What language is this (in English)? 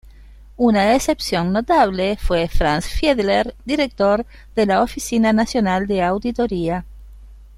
Spanish